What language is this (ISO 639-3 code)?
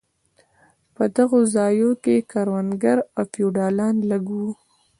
pus